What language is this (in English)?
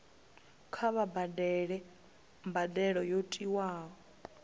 Venda